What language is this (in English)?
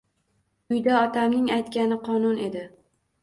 Uzbek